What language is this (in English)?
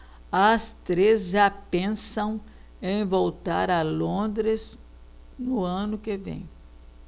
Portuguese